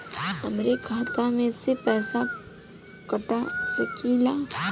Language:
Bhojpuri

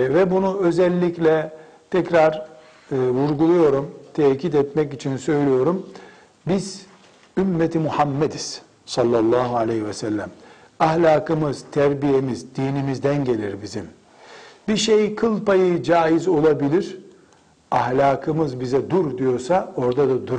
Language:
Turkish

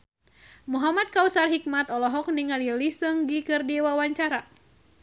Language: Sundanese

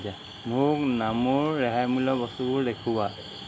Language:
Assamese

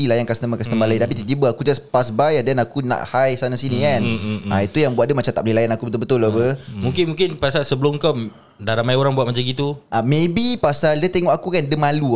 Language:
Malay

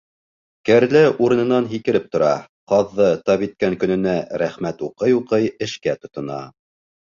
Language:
Bashkir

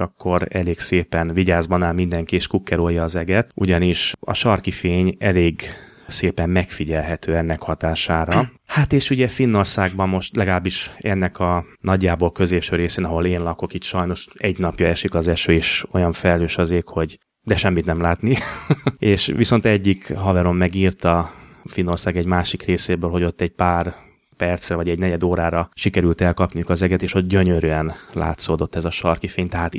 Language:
Hungarian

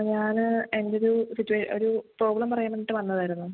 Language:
Malayalam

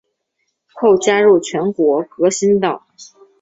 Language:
Chinese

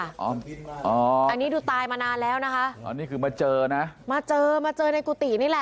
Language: Thai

